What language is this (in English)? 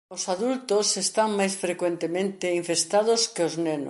Galician